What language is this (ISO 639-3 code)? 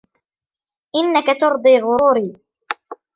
ara